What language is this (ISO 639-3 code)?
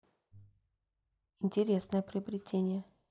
rus